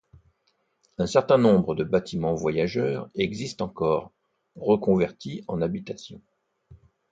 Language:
French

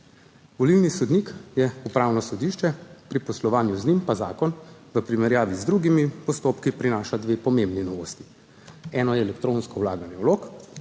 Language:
Slovenian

